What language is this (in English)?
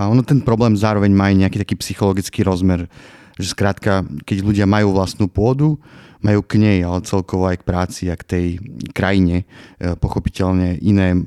Slovak